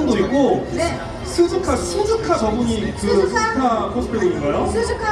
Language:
Korean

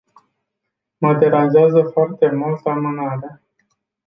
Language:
Romanian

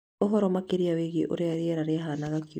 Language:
Kikuyu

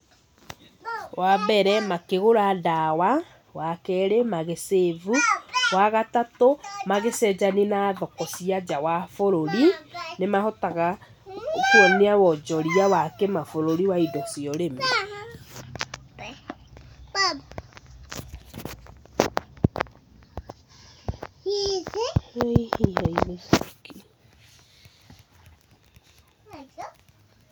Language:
Kikuyu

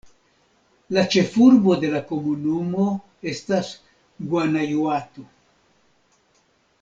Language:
Esperanto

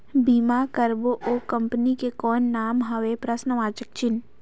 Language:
Chhattisgarhi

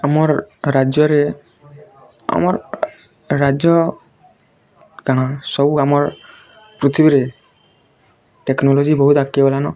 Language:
Odia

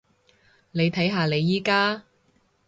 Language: Cantonese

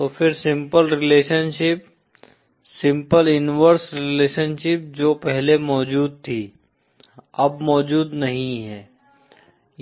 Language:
Hindi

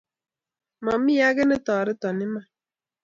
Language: Kalenjin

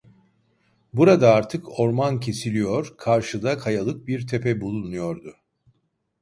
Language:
Turkish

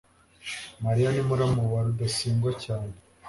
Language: Kinyarwanda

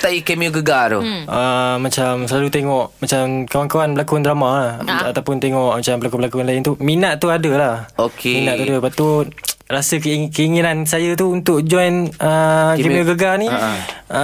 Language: Malay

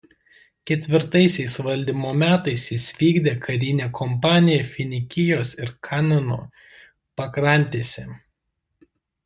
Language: Lithuanian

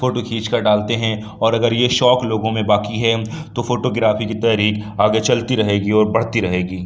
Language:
Urdu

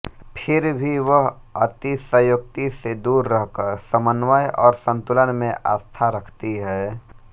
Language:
Hindi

